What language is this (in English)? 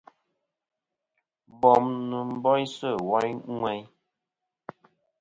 Kom